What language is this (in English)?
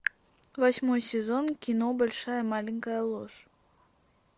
Russian